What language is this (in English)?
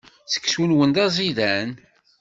Kabyle